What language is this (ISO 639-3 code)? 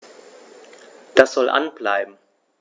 deu